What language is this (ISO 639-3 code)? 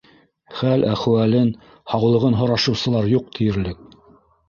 bak